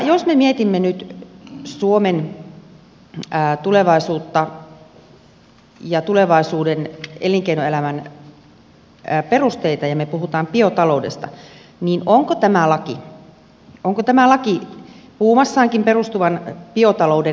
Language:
Finnish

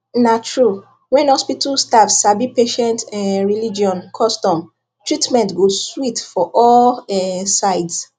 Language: Nigerian Pidgin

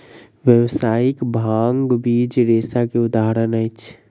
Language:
Maithili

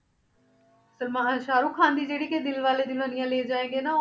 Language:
Punjabi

